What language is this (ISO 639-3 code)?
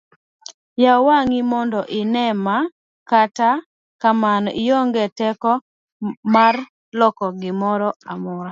luo